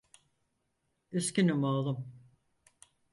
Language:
Turkish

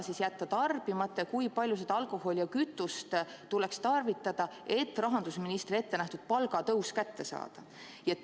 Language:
Estonian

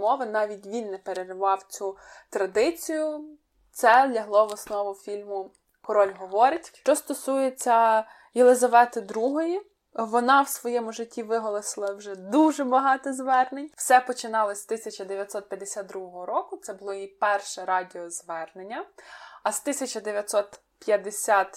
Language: Ukrainian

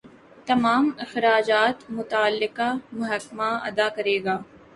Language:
Urdu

